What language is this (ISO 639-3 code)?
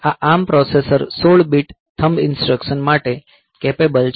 guj